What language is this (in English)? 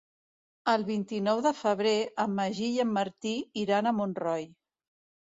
Catalan